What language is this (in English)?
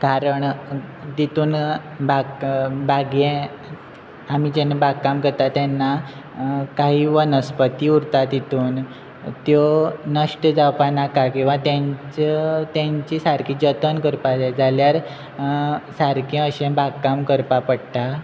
Konkani